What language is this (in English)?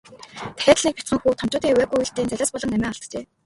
Mongolian